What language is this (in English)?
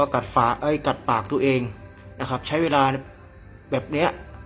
Thai